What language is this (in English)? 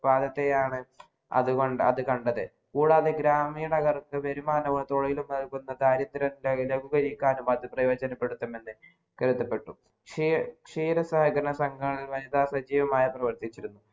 Malayalam